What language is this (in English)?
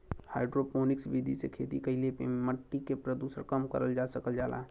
Bhojpuri